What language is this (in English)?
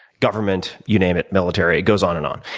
English